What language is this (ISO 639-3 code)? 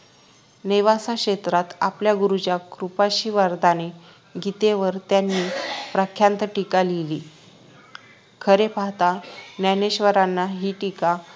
mar